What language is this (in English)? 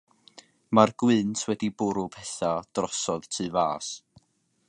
Welsh